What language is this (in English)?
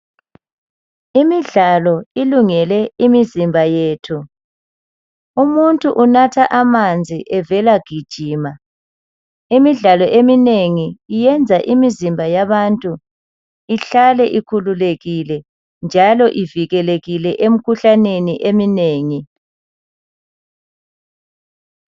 North Ndebele